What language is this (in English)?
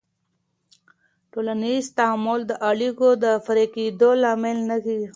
Pashto